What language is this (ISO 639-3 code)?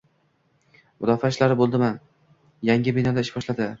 uzb